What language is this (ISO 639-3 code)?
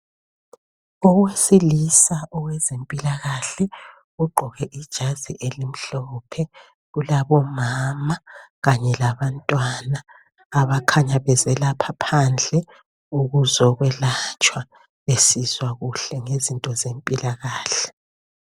nde